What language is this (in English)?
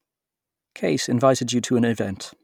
English